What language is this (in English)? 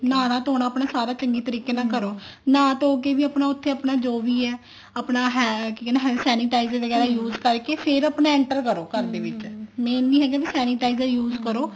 Punjabi